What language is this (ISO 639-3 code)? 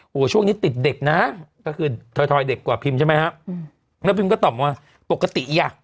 tha